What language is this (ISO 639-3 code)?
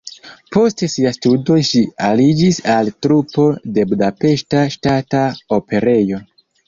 epo